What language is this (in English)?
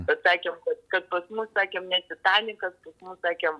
Lithuanian